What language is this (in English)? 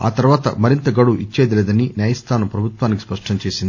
Telugu